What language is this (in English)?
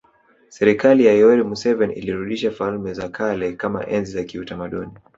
Swahili